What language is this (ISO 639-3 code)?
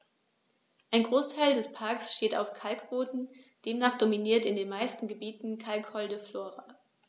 deu